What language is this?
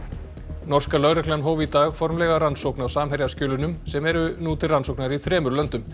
Icelandic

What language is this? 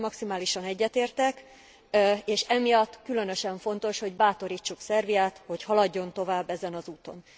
Hungarian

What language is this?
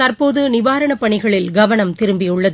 Tamil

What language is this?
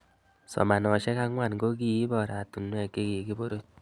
Kalenjin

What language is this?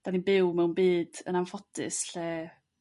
Welsh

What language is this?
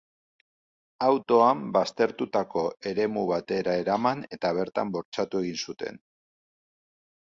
Basque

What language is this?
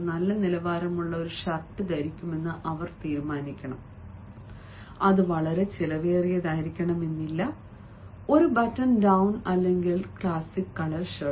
Malayalam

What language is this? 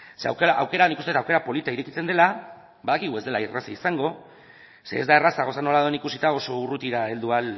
Basque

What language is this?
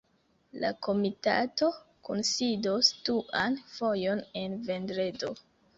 Esperanto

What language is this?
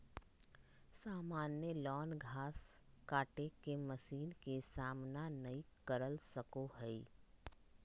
Magahi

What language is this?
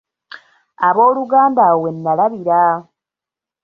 Ganda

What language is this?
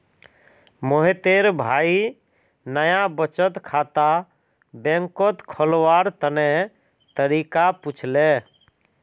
Magahi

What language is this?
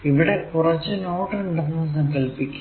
Malayalam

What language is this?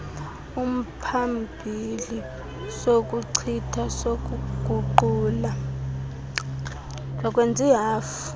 Xhosa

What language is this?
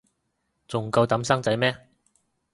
Cantonese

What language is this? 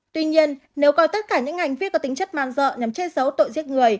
Vietnamese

